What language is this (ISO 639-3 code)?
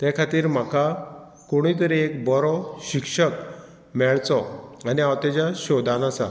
kok